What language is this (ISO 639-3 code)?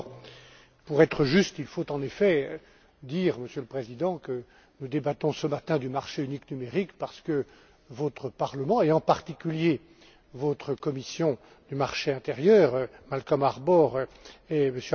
fra